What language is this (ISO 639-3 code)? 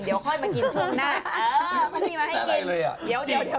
tha